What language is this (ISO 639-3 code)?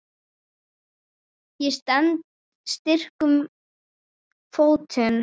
isl